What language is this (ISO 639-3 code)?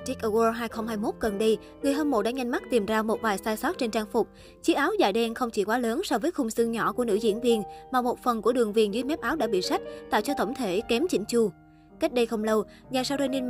vie